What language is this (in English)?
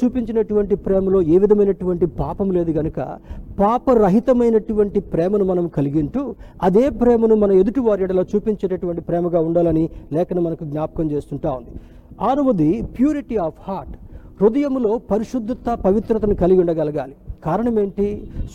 Telugu